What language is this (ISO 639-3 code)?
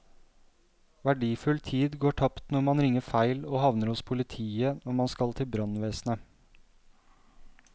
nor